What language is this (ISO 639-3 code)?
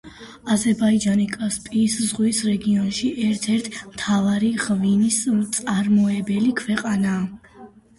kat